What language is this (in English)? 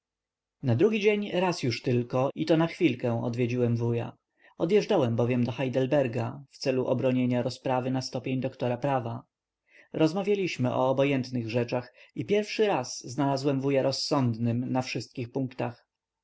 Polish